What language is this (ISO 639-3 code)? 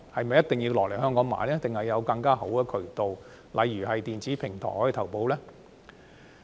yue